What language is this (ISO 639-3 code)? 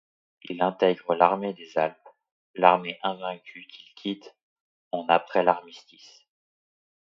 fra